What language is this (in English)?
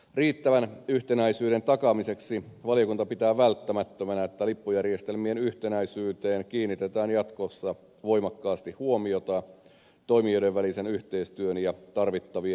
Finnish